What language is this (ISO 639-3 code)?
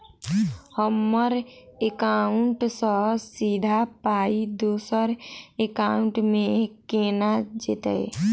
mai